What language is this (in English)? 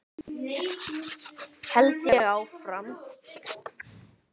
Icelandic